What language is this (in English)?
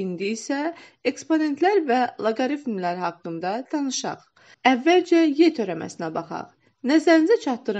Turkish